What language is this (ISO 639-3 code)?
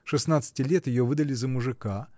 rus